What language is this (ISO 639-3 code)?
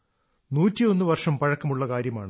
mal